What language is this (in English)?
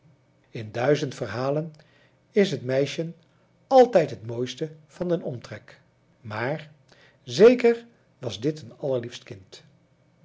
Dutch